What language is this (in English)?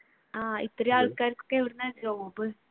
Malayalam